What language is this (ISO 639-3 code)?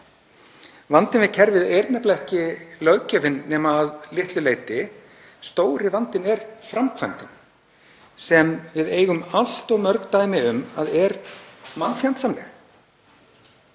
isl